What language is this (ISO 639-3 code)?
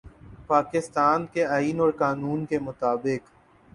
urd